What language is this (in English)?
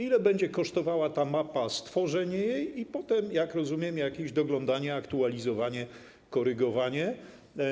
Polish